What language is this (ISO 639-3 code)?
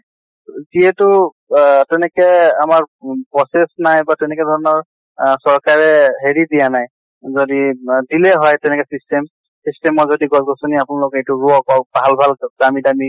asm